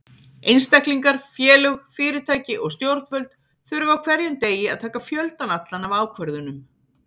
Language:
Icelandic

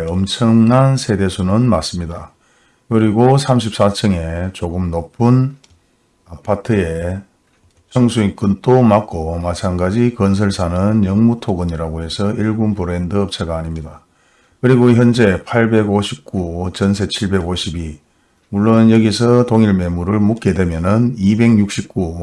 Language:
Korean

